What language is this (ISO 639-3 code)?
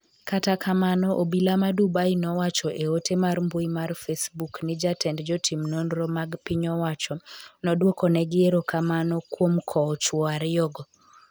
luo